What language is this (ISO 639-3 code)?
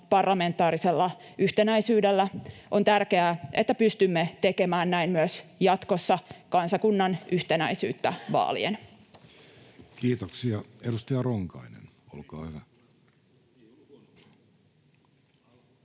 fin